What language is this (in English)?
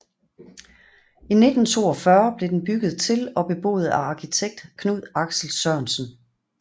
Danish